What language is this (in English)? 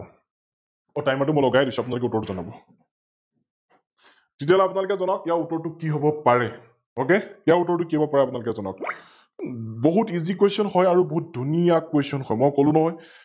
Assamese